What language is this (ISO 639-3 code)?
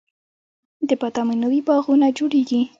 pus